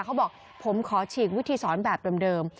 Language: Thai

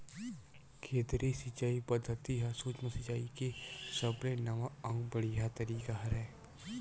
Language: Chhattisgarhi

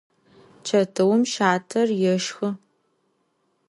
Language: Adyghe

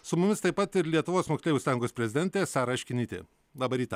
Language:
Lithuanian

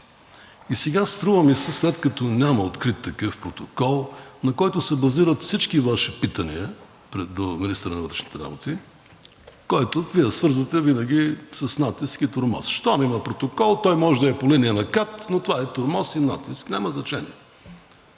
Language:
Bulgarian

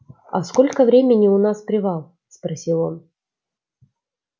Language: Russian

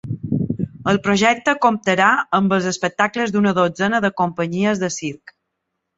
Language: Catalan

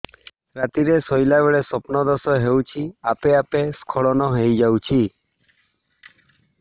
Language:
Odia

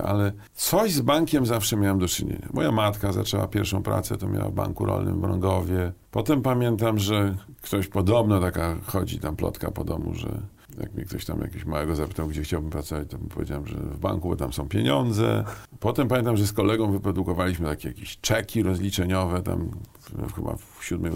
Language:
Polish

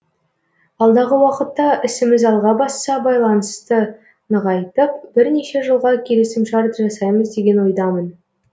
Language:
Kazakh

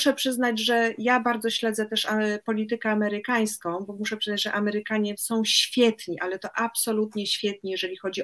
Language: Polish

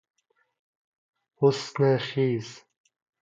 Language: Persian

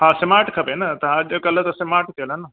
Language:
Sindhi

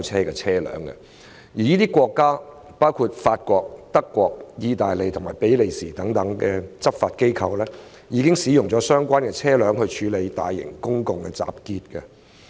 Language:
Cantonese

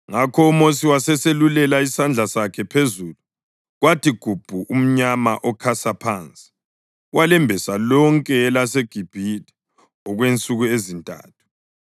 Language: North Ndebele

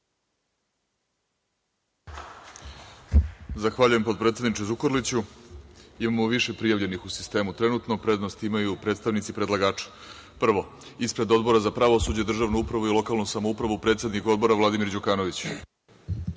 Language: Serbian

